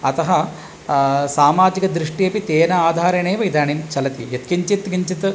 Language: Sanskrit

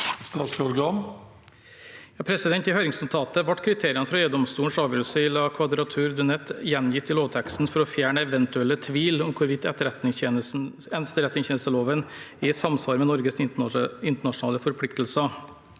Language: Norwegian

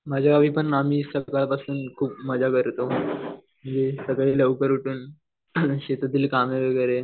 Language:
Marathi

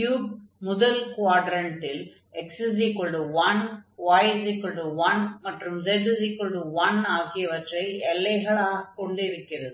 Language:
Tamil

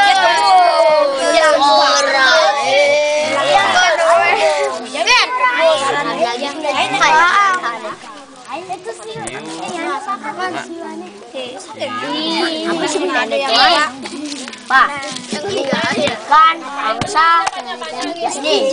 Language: Indonesian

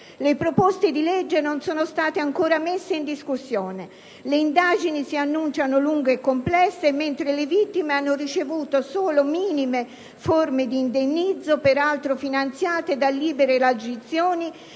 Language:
Italian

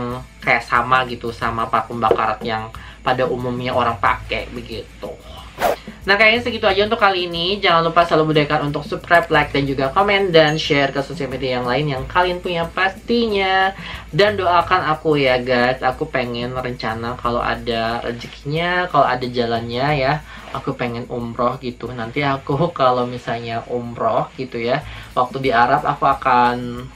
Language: Indonesian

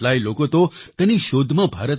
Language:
Gujarati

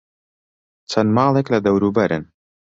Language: Central Kurdish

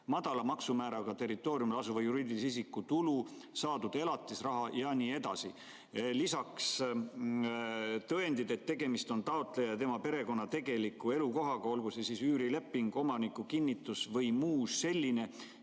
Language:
Estonian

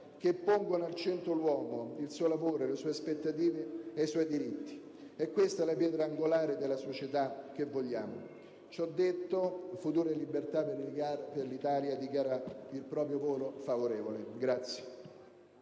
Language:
Italian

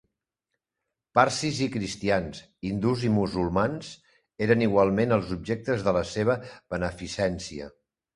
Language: Catalan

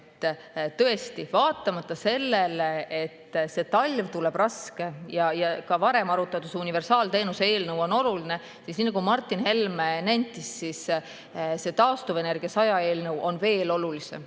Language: Estonian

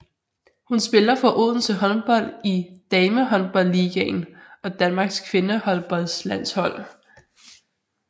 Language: Danish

